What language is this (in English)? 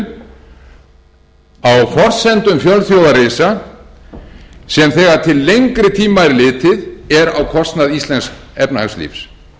Icelandic